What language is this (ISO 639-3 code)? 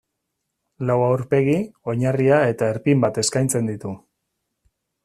eus